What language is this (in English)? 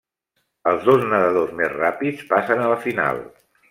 Catalan